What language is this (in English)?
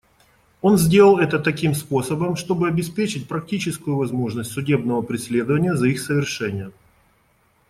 Russian